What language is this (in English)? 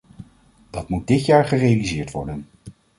Dutch